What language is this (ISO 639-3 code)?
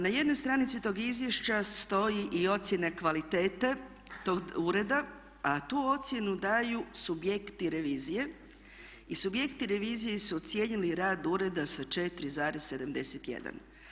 hrv